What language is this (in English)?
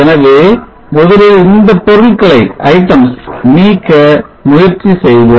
Tamil